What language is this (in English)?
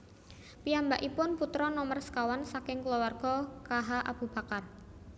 Javanese